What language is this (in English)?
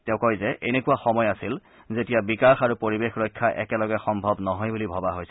Assamese